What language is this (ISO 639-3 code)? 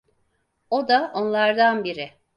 tur